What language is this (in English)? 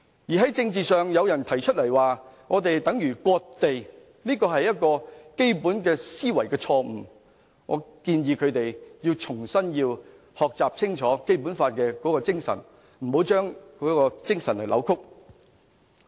Cantonese